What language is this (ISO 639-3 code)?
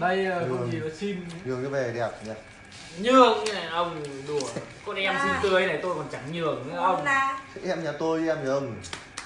vie